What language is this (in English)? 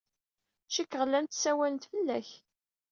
Kabyle